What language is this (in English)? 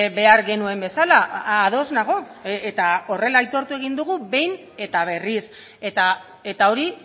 Basque